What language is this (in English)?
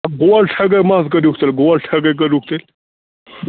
Kashmiri